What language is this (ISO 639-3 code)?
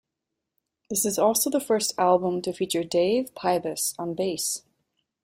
eng